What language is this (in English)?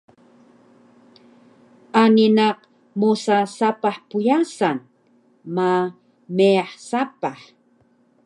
Taroko